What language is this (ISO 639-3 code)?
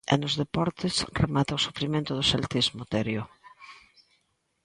glg